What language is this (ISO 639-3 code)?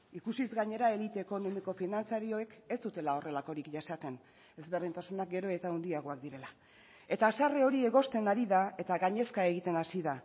eus